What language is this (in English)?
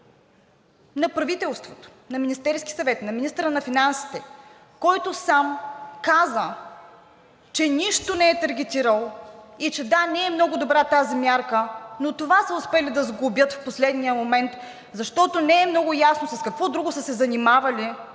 Bulgarian